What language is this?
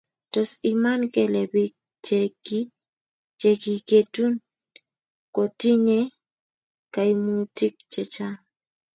Kalenjin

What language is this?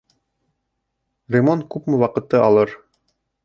Bashkir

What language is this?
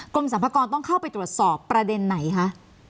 Thai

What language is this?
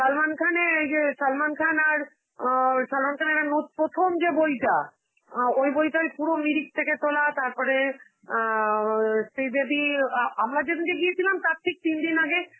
Bangla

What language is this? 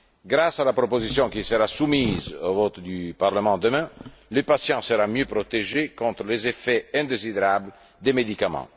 French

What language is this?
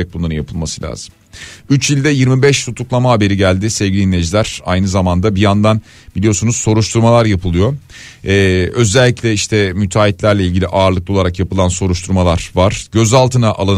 Turkish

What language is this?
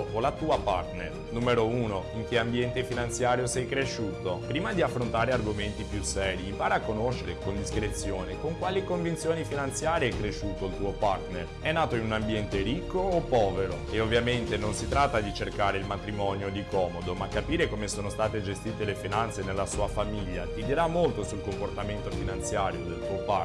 Italian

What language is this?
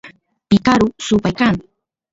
Santiago del Estero Quichua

